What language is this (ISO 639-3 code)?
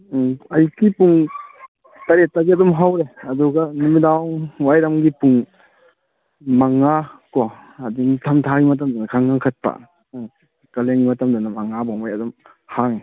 mni